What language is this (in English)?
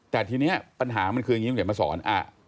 Thai